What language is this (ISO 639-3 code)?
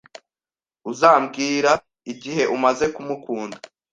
kin